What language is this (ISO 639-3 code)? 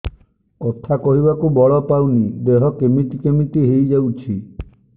ori